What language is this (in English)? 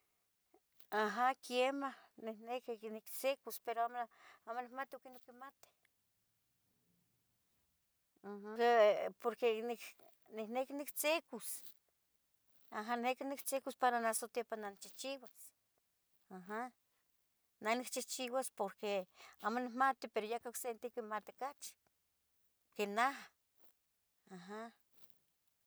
Tetelcingo Nahuatl